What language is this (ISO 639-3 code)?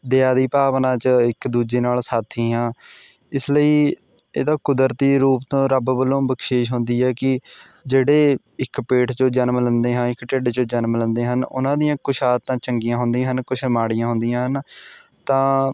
pan